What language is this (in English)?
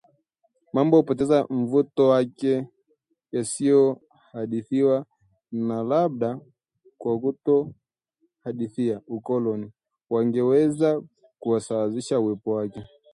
Swahili